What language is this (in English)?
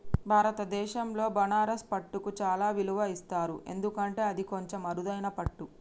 Telugu